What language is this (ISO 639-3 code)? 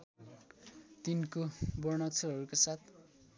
nep